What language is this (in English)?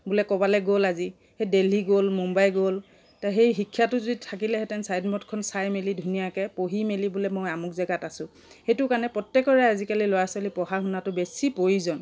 Assamese